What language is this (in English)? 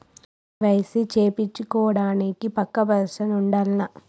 Telugu